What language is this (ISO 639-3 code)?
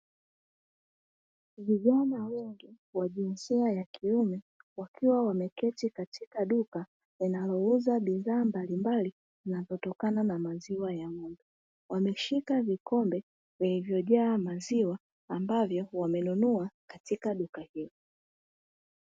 swa